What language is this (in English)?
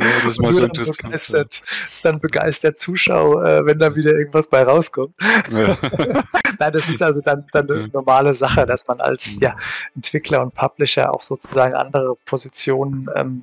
German